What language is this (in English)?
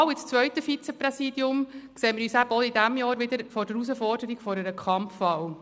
Swiss German